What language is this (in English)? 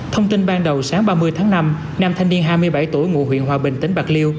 Vietnamese